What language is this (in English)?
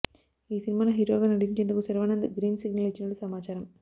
Telugu